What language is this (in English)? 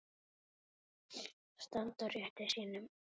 Icelandic